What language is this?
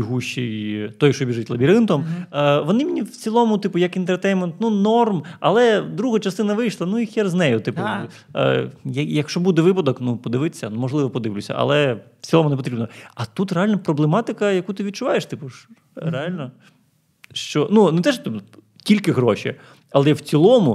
Ukrainian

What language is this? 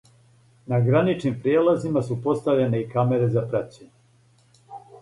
Serbian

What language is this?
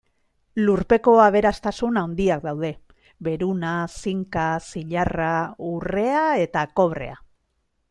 Basque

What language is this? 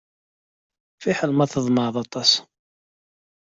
Kabyle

